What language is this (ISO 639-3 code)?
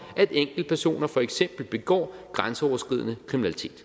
dan